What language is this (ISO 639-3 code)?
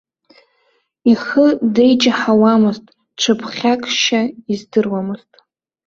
abk